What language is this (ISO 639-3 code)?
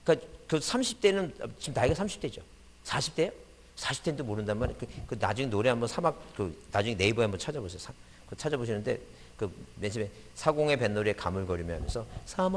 kor